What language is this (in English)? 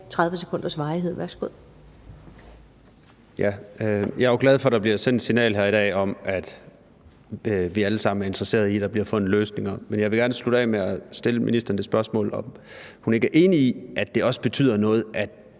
Danish